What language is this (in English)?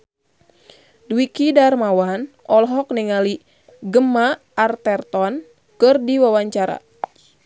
Sundanese